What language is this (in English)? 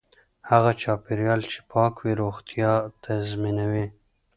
Pashto